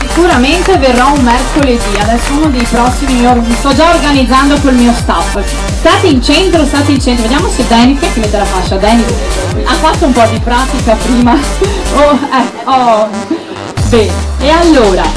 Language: Italian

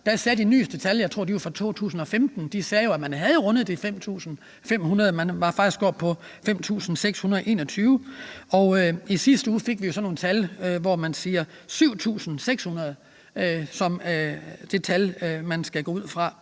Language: Danish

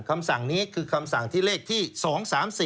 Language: Thai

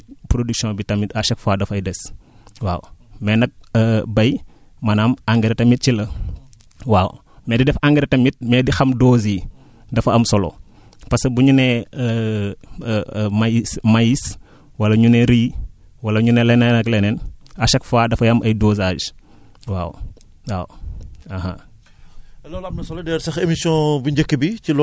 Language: Wolof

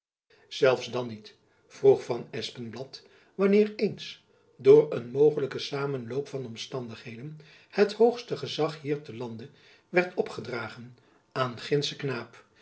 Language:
Dutch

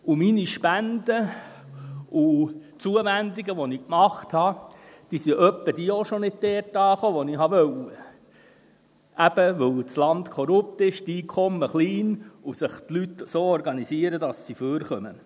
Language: Swiss German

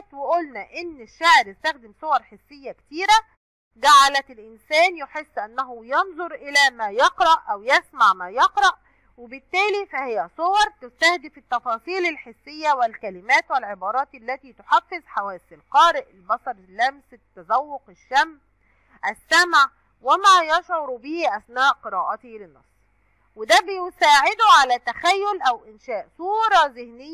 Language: Arabic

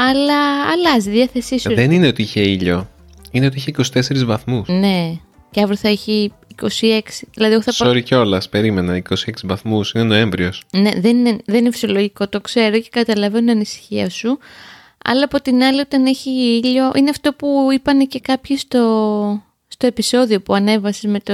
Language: Greek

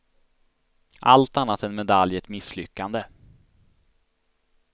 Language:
Swedish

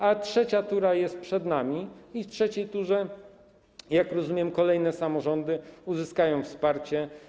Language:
Polish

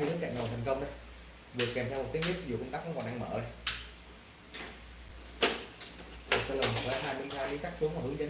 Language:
Vietnamese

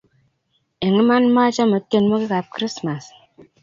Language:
Kalenjin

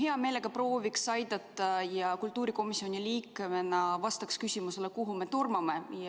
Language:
Estonian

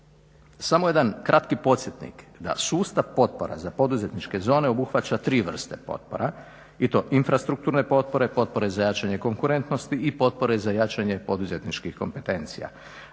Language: Croatian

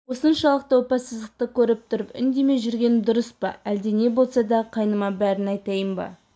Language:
Kazakh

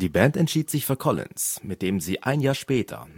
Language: German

